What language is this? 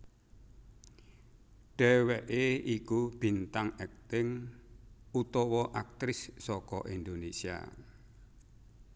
Javanese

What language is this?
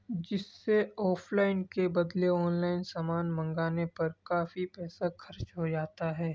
Urdu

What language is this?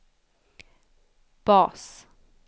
Swedish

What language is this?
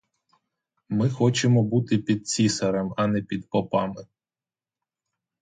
Ukrainian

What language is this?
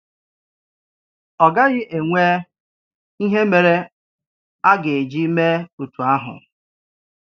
Igbo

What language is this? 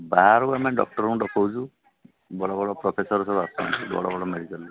Odia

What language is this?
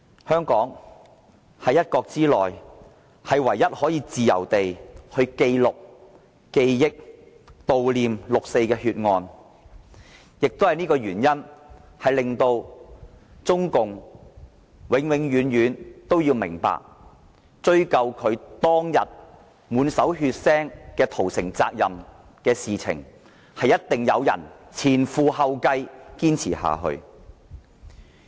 Cantonese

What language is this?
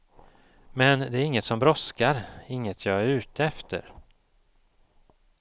Swedish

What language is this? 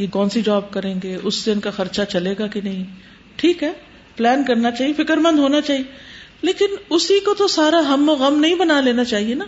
Urdu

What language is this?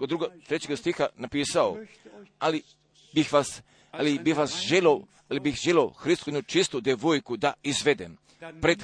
Croatian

